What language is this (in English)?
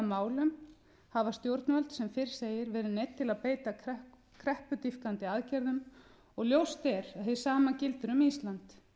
Icelandic